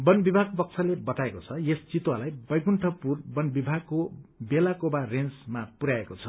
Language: Nepali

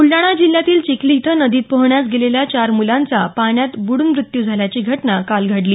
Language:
Marathi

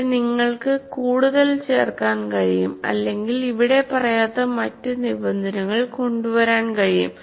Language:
Malayalam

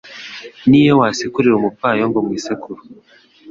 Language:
Kinyarwanda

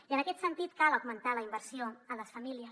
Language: Catalan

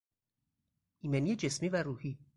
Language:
Persian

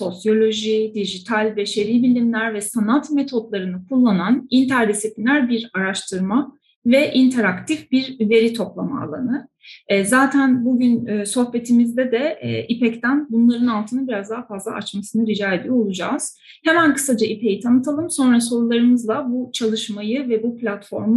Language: Turkish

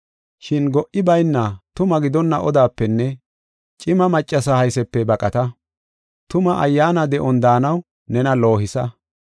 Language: Gofa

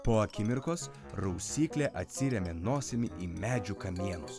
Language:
Lithuanian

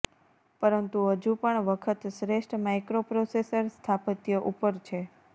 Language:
Gujarati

